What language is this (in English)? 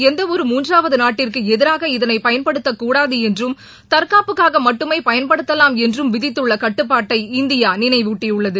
Tamil